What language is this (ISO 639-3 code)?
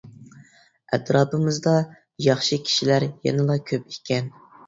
uig